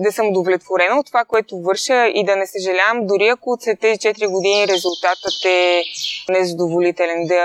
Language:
Bulgarian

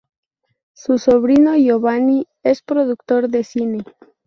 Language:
Spanish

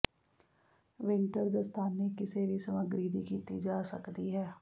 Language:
Punjabi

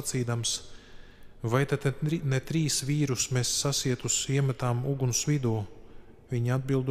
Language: Latvian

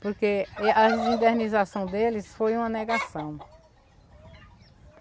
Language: Portuguese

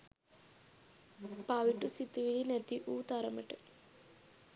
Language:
Sinhala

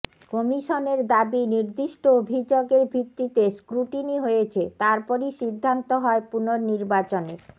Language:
Bangla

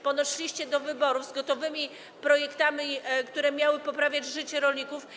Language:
Polish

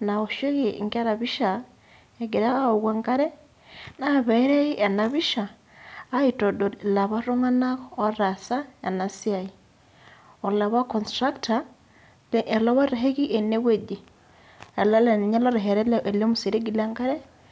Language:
Masai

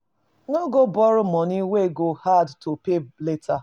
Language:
Nigerian Pidgin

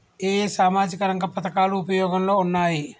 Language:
Telugu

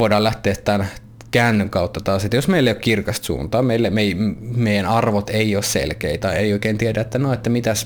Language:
Finnish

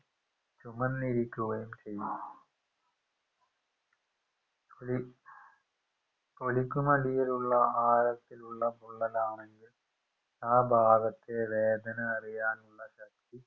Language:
Malayalam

